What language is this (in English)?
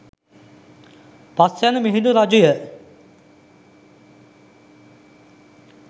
Sinhala